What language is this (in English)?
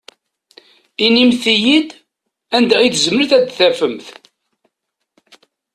Kabyle